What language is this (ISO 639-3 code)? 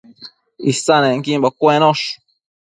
mcf